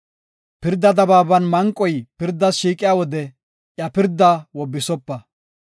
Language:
Gofa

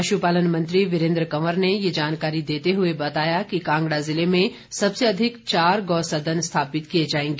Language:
Hindi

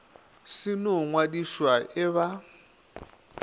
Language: Northern Sotho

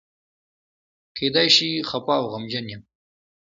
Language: Pashto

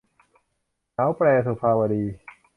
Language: Thai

